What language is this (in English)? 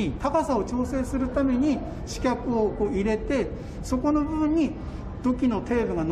Japanese